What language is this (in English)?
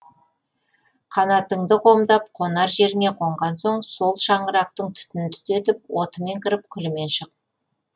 Kazakh